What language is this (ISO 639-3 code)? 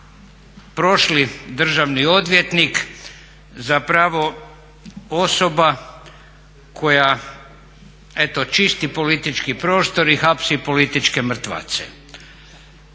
hrv